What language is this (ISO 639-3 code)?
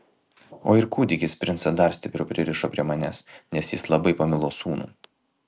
lit